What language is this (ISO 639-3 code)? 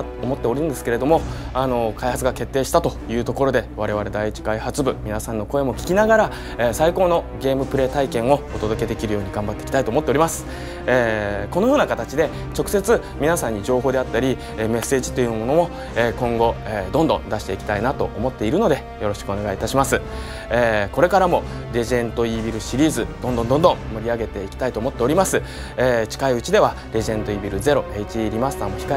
jpn